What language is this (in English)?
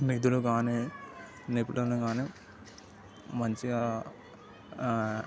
Telugu